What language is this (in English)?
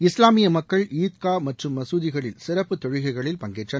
Tamil